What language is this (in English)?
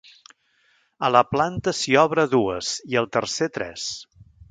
Catalan